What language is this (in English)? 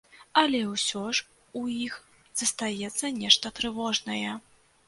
Belarusian